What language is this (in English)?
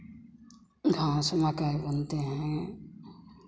Hindi